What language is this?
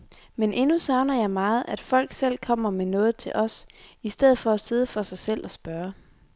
Danish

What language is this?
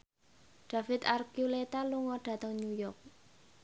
Javanese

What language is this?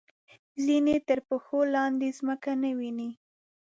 Pashto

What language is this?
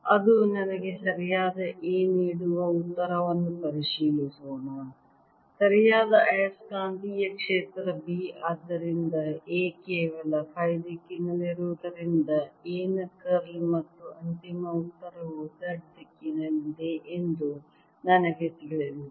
Kannada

